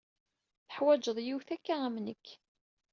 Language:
Kabyle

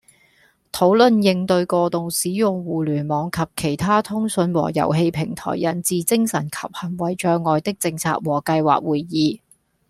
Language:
Cantonese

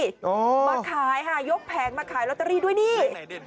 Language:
Thai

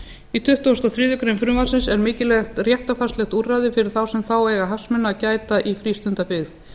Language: Icelandic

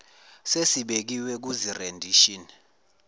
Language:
Zulu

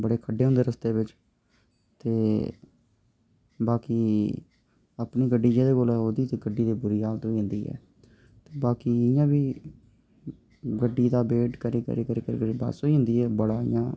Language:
Dogri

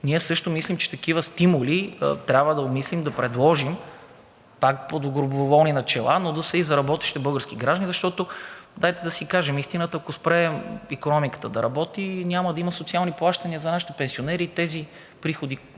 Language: Bulgarian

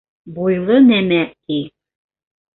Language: Bashkir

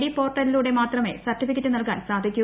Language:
Malayalam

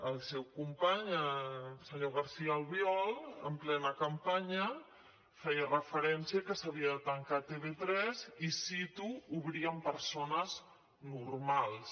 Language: Catalan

